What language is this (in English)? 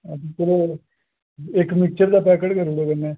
Dogri